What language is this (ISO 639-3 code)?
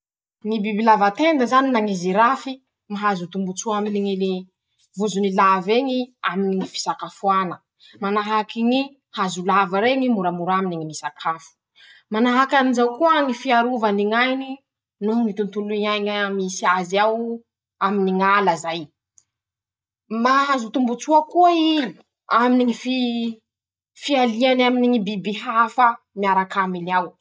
msh